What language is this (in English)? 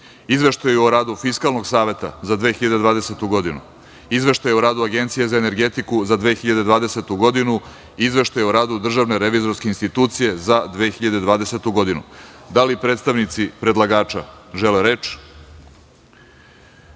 Serbian